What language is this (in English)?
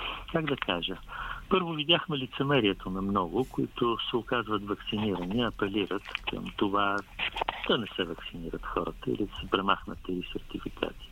Bulgarian